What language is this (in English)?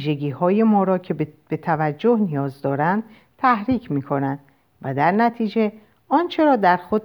Persian